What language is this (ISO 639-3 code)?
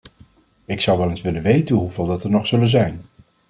nld